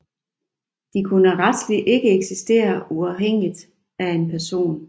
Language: Danish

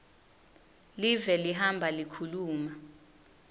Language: Swati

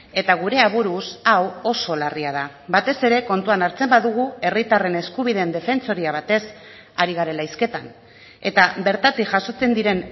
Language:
Basque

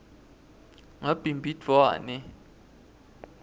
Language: Swati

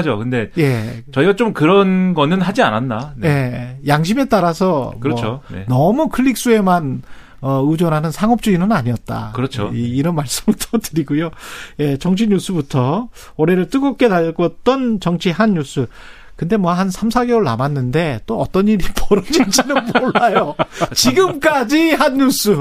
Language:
Korean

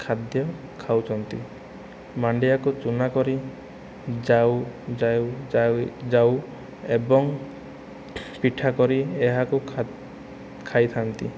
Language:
Odia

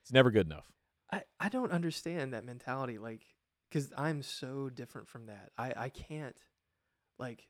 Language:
English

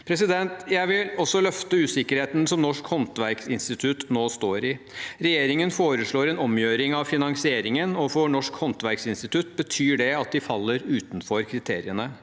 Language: Norwegian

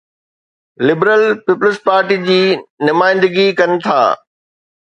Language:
Sindhi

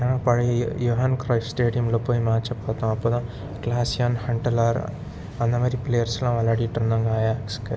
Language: Tamil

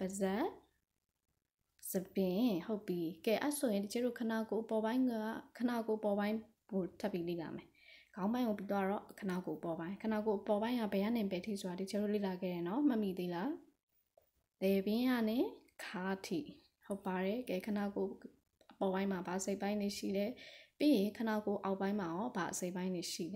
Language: Thai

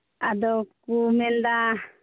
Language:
Santali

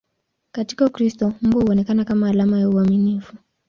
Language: Swahili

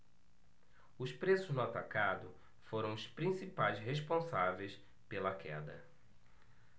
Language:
Portuguese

